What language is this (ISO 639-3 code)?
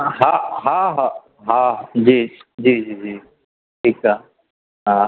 snd